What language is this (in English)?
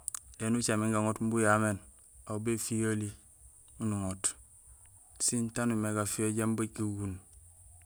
Gusilay